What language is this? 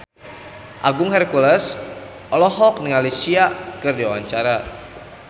Sundanese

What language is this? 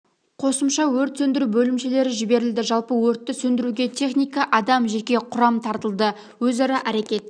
Kazakh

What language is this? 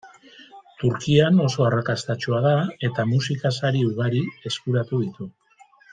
Basque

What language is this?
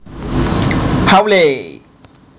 Javanese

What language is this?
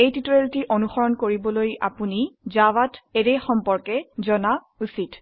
Assamese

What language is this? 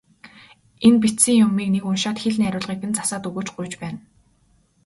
Mongolian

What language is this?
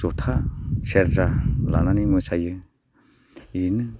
Bodo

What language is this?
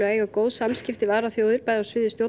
Icelandic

